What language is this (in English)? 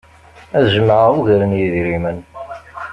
Kabyle